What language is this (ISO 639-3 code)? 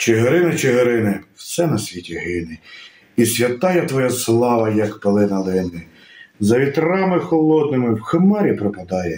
ukr